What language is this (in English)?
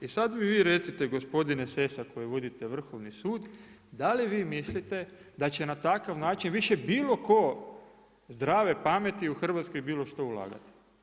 Croatian